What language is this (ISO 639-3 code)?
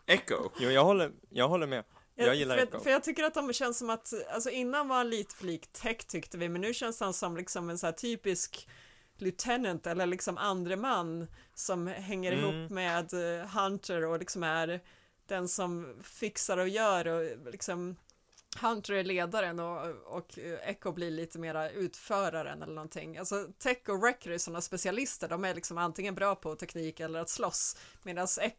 swe